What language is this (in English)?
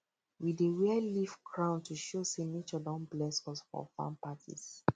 Nigerian Pidgin